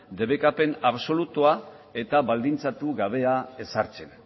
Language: Basque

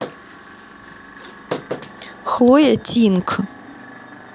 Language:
Russian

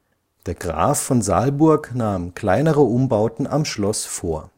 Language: German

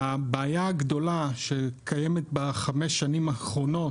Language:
Hebrew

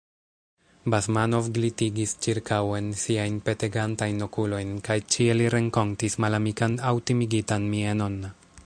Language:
Esperanto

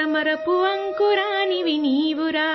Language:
Urdu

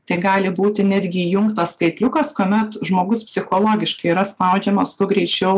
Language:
Lithuanian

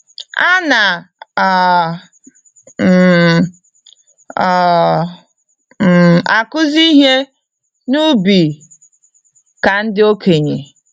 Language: Igbo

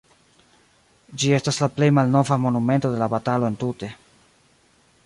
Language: Esperanto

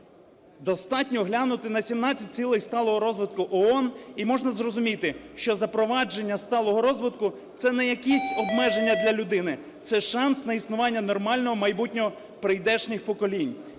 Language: Ukrainian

